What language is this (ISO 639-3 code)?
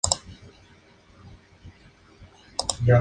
spa